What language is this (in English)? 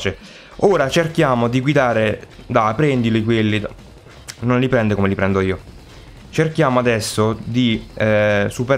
Italian